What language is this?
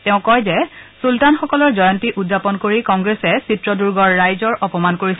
Assamese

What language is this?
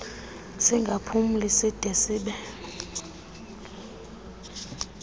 Xhosa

